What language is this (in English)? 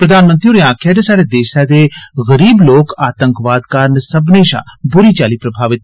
Dogri